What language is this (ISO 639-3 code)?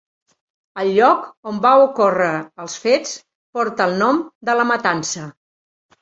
cat